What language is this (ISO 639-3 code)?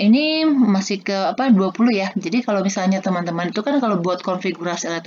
ind